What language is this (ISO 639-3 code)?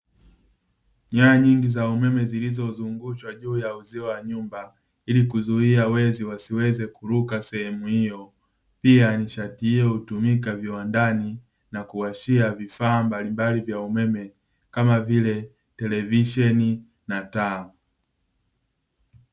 swa